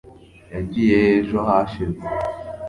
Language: Kinyarwanda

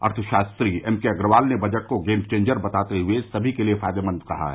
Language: Hindi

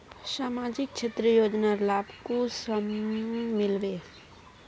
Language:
Magahi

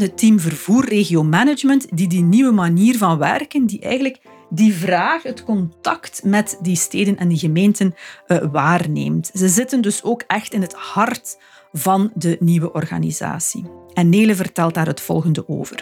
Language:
Dutch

